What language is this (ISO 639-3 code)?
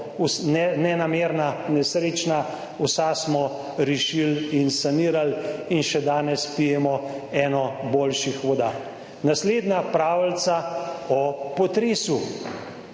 slv